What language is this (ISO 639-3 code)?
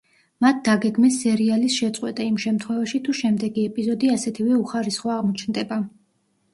kat